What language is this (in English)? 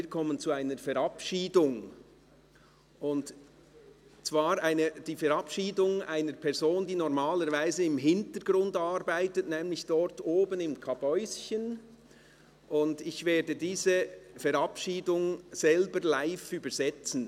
Swiss German